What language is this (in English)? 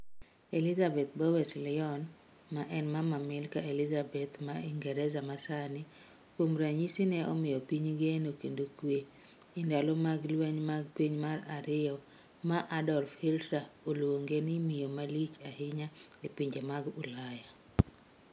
Luo (Kenya and Tanzania)